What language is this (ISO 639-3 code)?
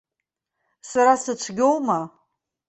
abk